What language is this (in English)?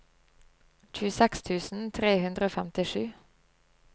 Norwegian